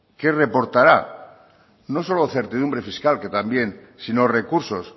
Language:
Spanish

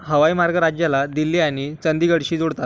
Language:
Marathi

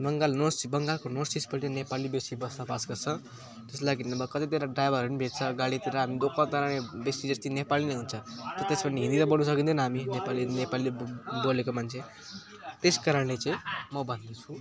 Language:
Nepali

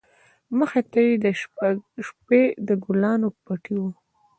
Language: Pashto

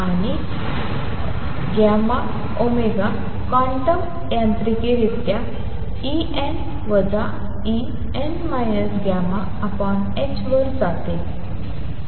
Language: Marathi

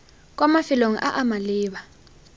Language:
Tswana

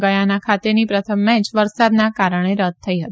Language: Gujarati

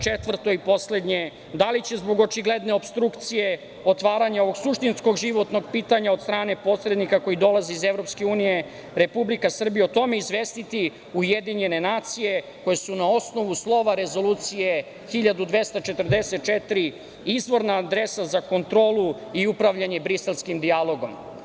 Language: Serbian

